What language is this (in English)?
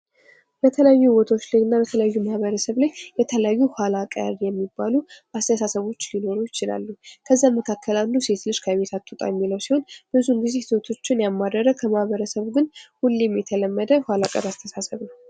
Amharic